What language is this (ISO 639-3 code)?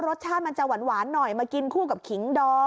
tha